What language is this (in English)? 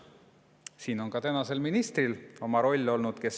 Estonian